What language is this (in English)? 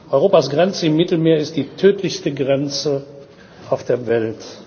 German